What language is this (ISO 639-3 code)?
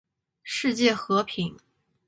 zho